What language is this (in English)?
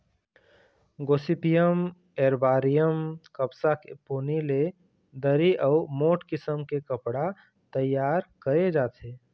Chhattisgarhi